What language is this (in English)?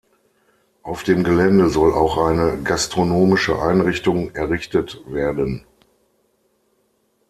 German